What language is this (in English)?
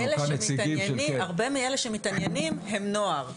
Hebrew